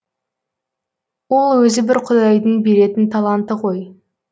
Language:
Kazakh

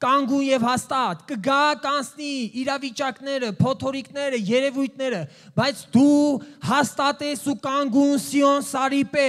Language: Romanian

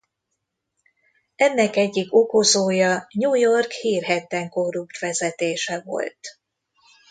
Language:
Hungarian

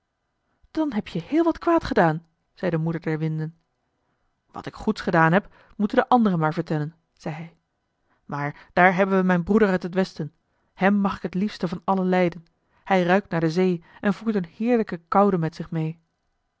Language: Dutch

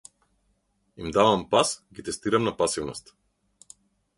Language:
Macedonian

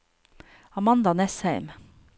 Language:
Norwegian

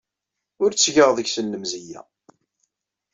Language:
Kabyle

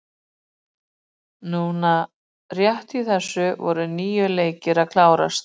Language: Icelandic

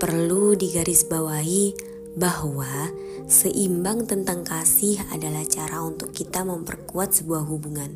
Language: Indonesian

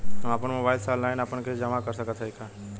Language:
Bhojpuri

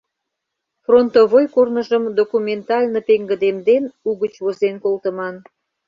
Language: Mari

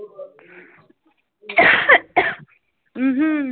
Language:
Punjabi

